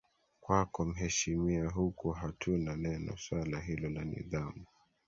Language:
Swahili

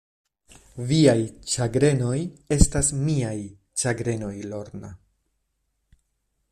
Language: Esperanto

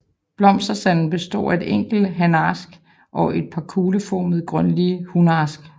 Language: Danish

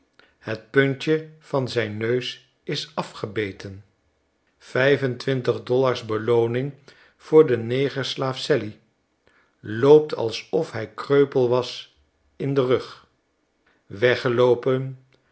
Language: Dutch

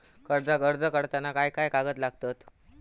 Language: Marathi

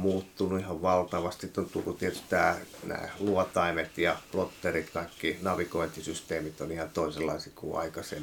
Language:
Finnish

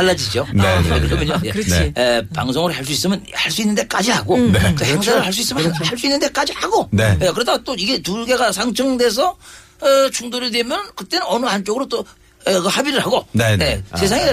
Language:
Korean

